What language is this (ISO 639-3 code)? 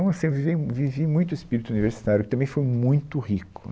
por